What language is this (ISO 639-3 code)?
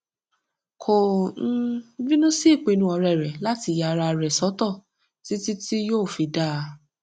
yor